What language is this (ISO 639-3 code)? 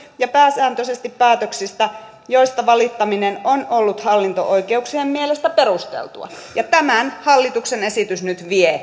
fin